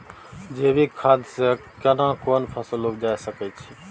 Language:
Maithili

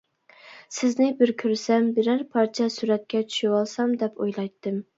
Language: Uyghur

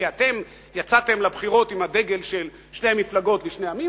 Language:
Hebrew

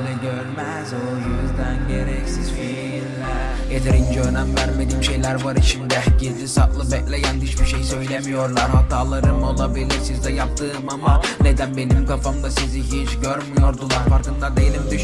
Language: Turkish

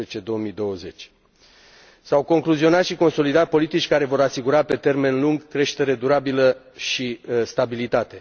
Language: Romanian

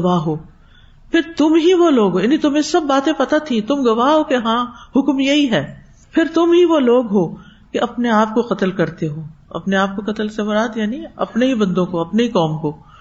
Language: Urdu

